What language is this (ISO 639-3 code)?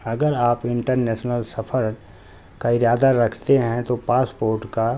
urd